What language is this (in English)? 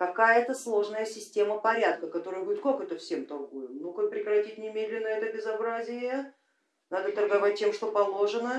Russian